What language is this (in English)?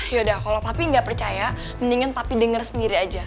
Indonesian